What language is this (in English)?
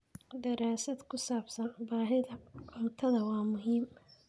Somali